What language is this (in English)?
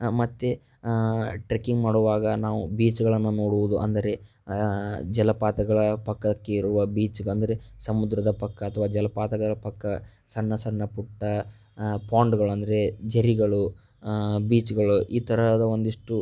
Kannada